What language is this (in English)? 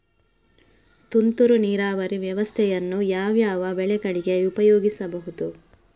Kannada